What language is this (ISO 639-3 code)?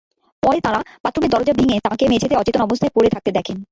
ben